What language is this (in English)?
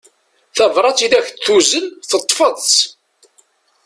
Kabyle